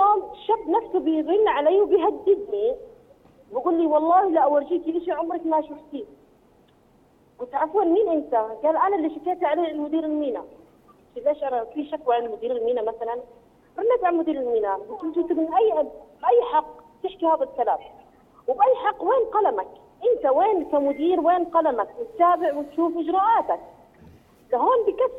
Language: Arabic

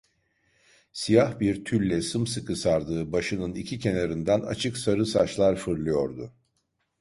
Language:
Turkish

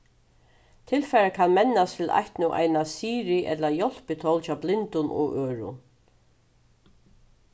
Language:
Faroese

